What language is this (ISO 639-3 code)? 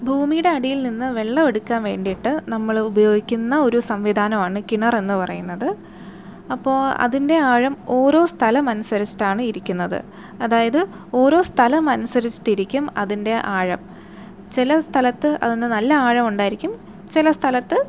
mal